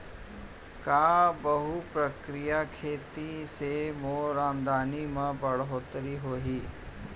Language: Chhattisgarhi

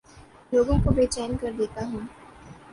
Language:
Urdu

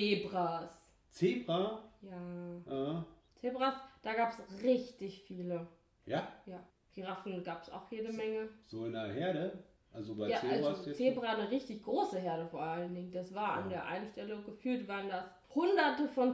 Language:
German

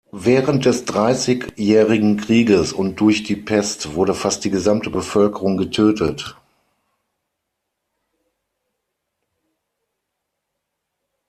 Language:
German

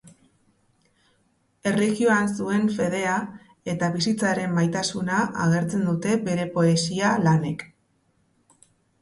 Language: Basque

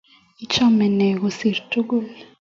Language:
Kalenjin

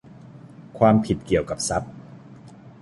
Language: Thai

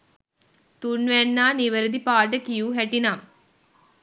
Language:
Sinhala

